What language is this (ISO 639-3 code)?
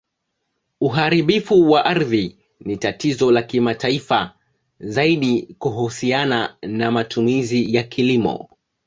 swa